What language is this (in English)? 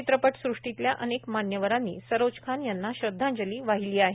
Marathi